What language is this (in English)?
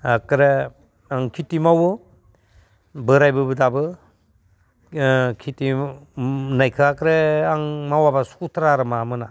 Bodo